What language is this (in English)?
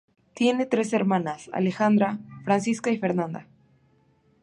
Spanish